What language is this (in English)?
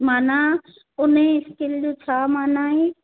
Sindhi